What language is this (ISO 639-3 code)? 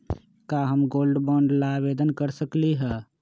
mag